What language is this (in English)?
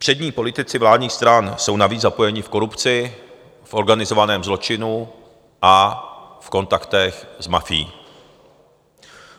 Czech